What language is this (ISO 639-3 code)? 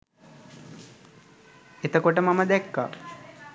sin